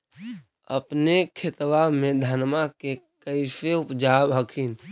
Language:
Magahi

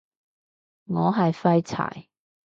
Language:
Cantonese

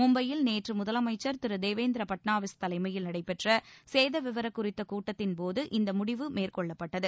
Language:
Tamil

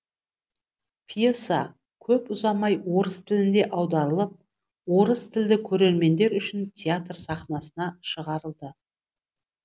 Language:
Kazakh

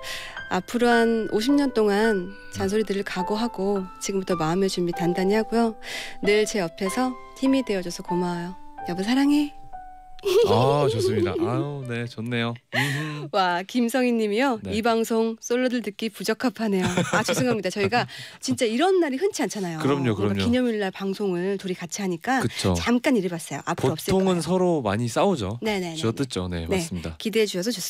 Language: Korean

